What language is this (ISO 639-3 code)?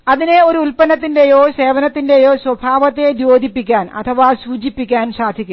mal